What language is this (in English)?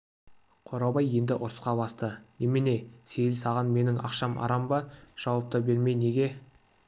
Kazakh